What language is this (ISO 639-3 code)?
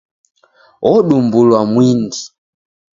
dav